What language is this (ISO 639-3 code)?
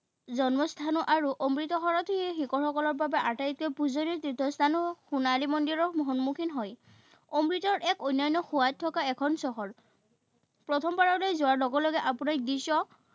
asm